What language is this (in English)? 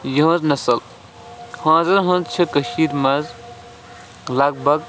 Kashmiri